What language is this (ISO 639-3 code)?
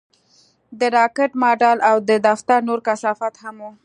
pus